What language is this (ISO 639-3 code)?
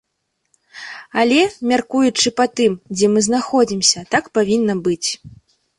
bel